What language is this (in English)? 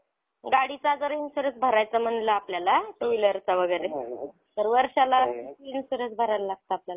Marathi